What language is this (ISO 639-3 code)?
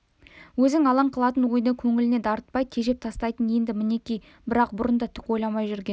kaz